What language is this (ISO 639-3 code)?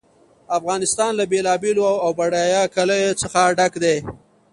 pus